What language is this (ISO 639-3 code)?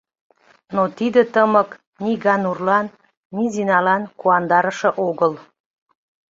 chm